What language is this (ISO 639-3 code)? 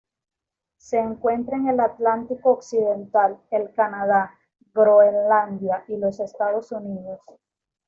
spa